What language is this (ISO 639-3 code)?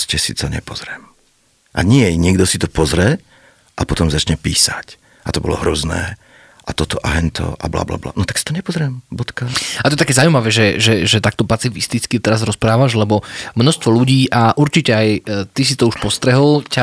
slk